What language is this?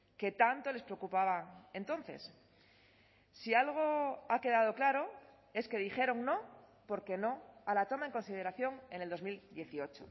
Spanish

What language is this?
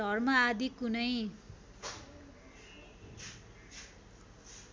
Nepali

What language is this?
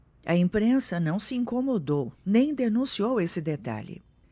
Portuguese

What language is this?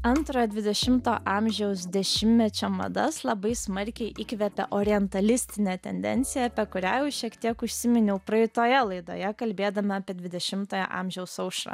Lithuanian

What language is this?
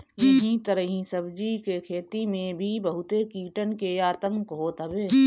Bhojpuri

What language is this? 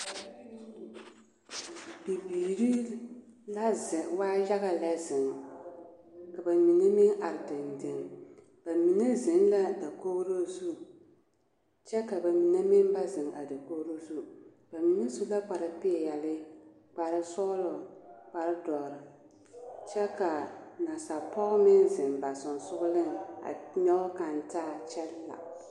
Southern Dagaare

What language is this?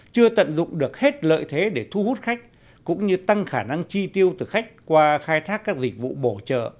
Vietnamese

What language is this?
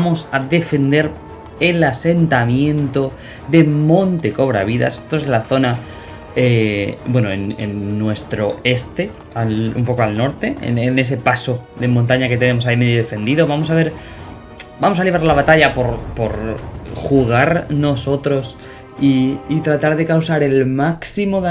Spanish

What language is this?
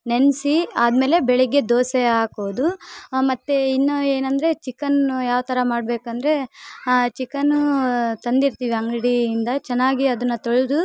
Kannada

